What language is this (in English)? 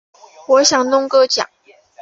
Chinese